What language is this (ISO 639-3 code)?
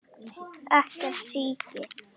isl